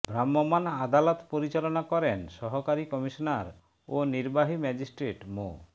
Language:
Bangla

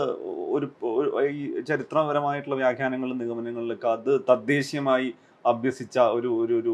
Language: Malayalam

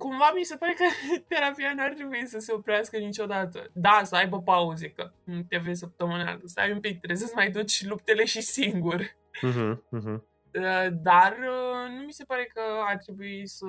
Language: Romanian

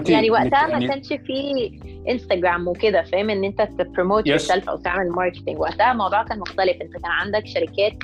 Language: Arabic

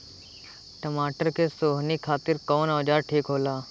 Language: Bhojpuri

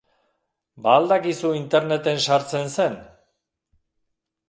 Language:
Basque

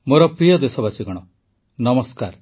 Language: Odia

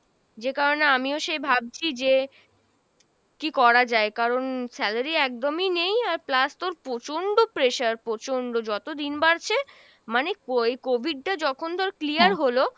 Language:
Bangla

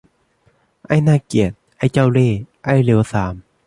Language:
Thai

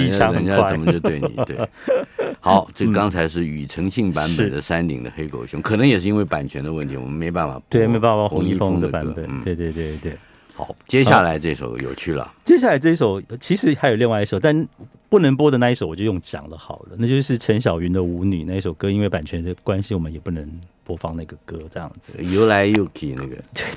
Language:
Chinese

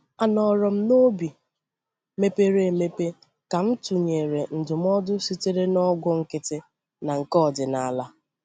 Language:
Igbo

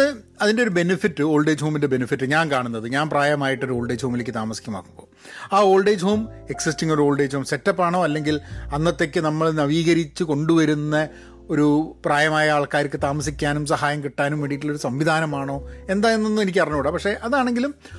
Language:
Malayalam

